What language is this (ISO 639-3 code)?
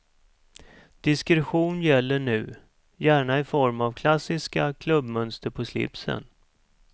swe